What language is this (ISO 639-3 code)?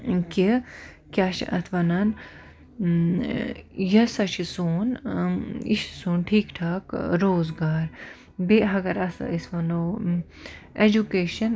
kas